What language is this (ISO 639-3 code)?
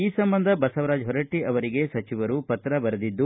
kan